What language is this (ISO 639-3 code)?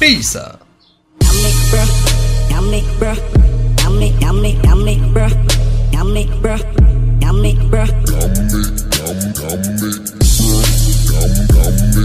fra